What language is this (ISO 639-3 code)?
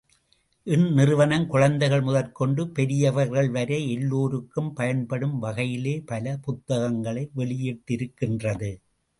tam